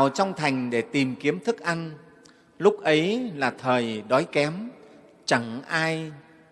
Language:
Vietnamese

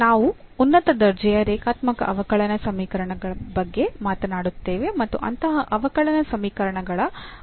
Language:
Kannada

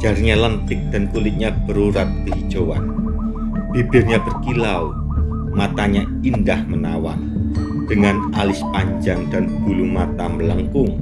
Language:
Indonesian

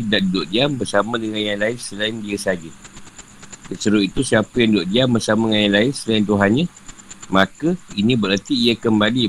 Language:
Malay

